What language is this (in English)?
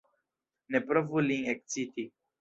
Esperanto